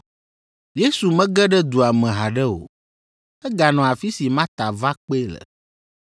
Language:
Ewe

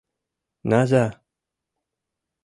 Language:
Mari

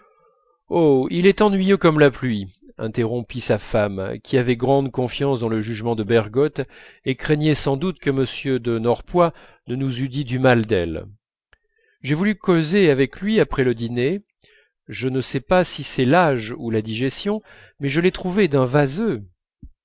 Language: French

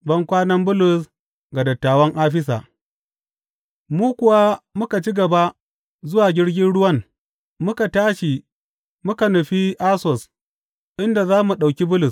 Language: Hausa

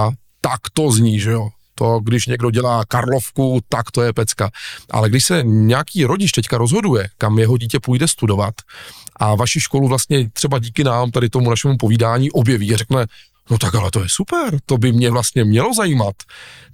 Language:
Czech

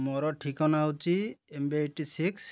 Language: Odia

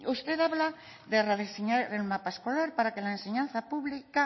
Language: Spanish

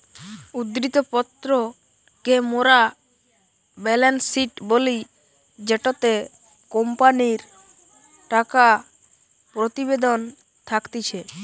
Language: Bangla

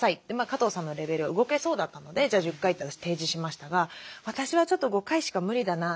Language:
Japanese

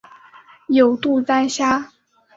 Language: Chinese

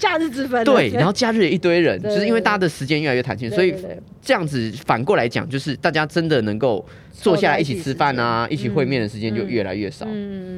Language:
Chinese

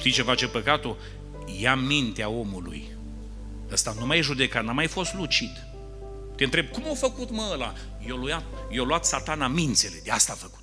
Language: Romanian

